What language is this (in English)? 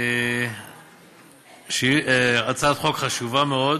Hebrew